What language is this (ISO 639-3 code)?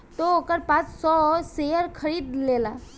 bho